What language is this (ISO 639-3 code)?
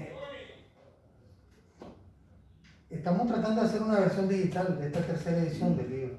spa